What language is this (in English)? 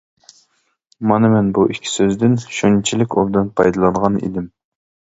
Uyghur